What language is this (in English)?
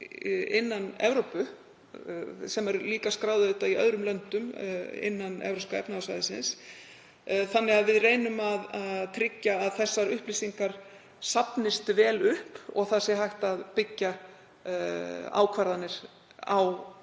Icelandic